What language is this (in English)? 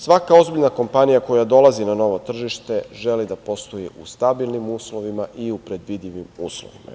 Serbian